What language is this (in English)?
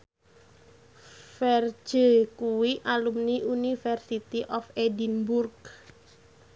Javanese